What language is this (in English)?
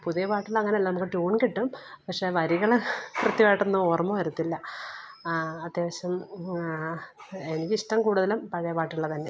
Malayalam